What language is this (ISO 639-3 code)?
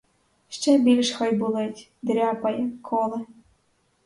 ukr